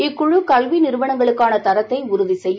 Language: Tamil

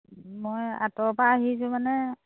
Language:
Assamese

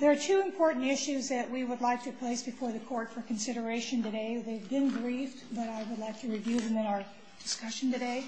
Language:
English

